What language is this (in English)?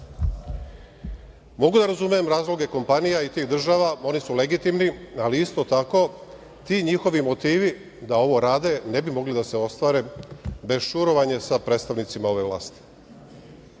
Serbian